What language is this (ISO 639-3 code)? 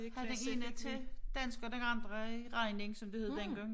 dan